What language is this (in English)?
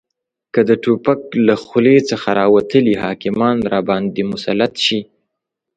Pashto